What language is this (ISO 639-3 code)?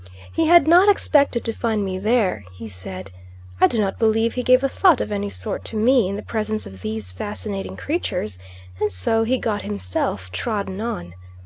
eng